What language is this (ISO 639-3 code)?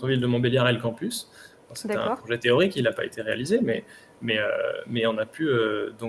fra